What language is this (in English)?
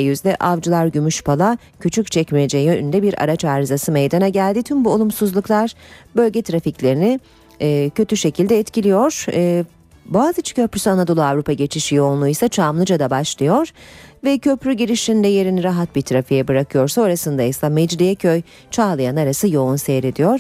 Turkish